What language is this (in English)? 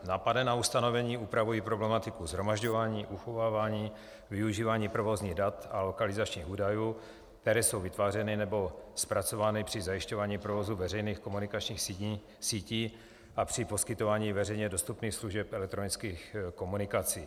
Czech